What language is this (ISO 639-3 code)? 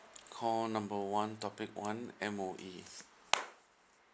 eng